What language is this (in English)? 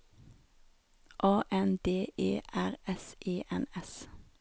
Norwegian